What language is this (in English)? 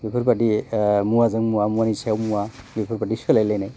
Bodo